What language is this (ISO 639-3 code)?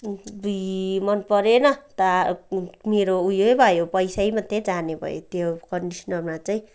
nep